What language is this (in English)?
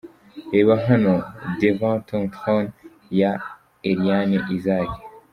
Kinyarwanda